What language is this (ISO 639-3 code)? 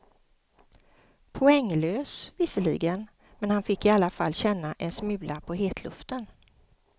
swe